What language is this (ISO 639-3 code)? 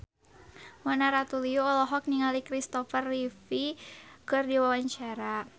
sun